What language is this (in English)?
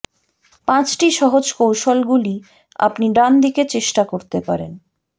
Bangla